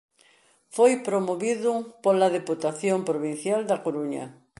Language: Galician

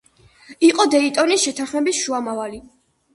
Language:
Georgian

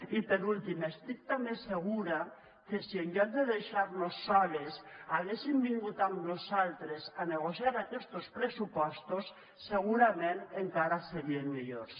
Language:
Catalan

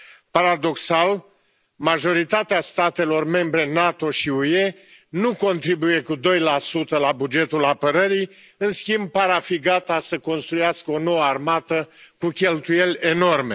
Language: Romanian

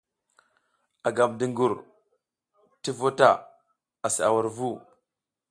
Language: South Giziga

